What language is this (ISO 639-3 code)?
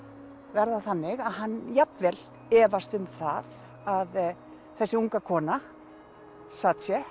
isl